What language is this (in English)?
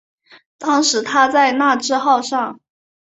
Chinese